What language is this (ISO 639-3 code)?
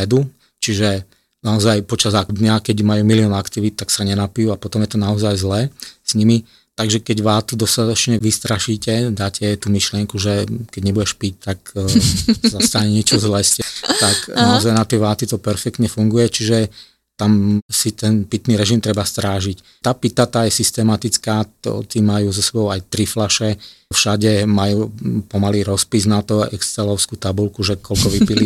slk